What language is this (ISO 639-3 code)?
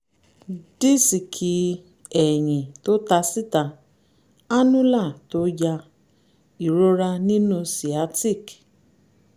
yor